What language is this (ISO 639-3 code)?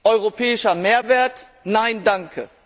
deu